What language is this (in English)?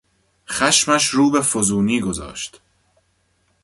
Persian